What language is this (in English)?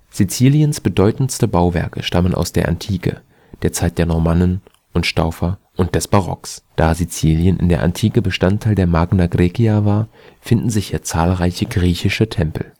German